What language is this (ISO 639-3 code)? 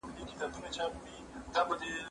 pus